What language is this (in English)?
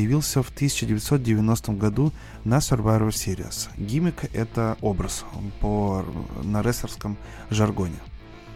Russian